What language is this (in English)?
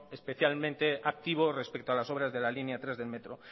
Spanish